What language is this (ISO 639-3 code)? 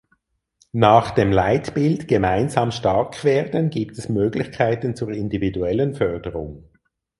deu